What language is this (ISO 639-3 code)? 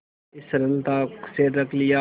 hin